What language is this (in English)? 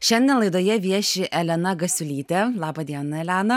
Lithuanian